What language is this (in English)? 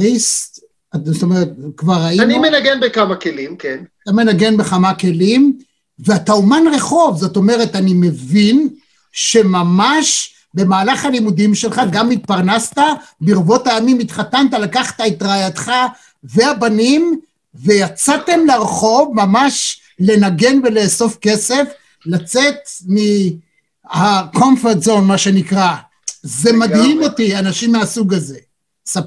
Hebrew